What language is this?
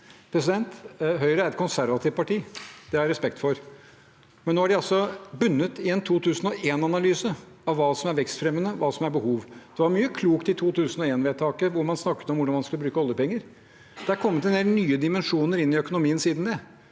Norwegian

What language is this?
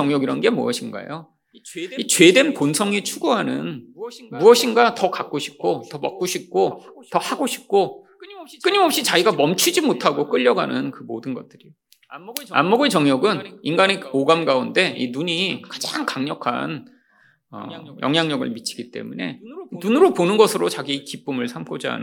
Korean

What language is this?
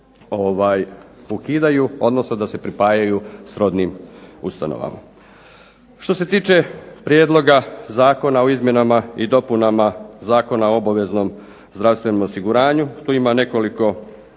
Croatian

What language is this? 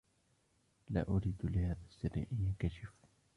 Arabic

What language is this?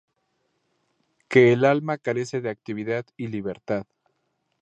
Spanish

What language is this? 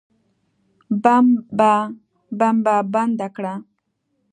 Pashto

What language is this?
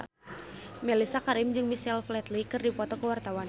Sundanese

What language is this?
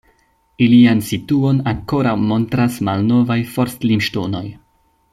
Esperanto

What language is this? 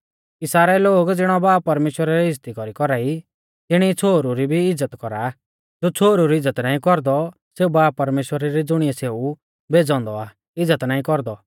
Mahasu Pahari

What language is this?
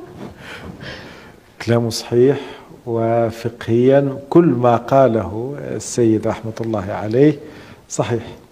Arabic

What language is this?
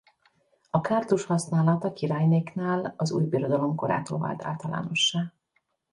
Hungarian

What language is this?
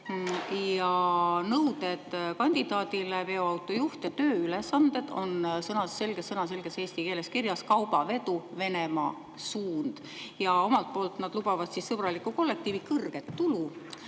Estonian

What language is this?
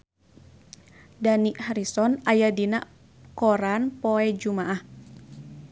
Sundanese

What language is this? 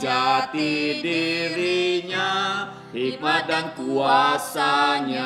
Indonesian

